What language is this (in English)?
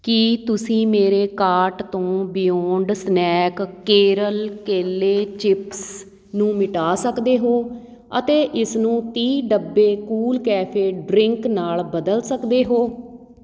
Punjabi